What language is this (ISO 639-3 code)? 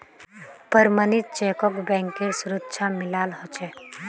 mag